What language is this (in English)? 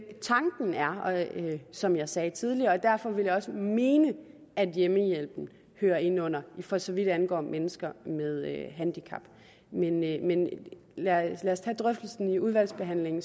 Danish